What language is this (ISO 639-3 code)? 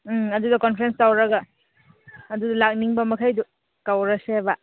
mni